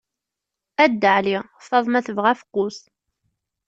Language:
Kabyle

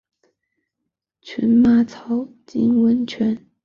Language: Chinese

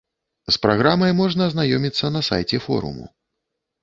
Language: Belarusian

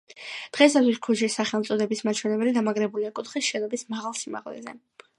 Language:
Georgian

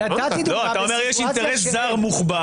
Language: Hebrew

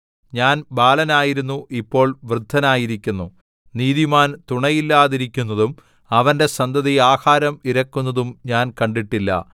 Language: Malayalam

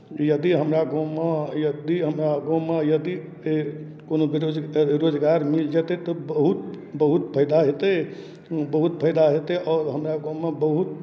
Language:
Maithili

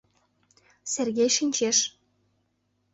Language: Mari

